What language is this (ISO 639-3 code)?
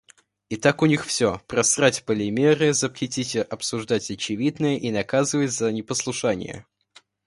rus